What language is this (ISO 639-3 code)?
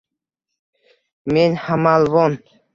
uzb